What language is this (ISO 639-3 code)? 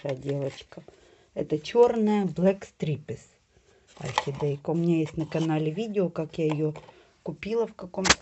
rus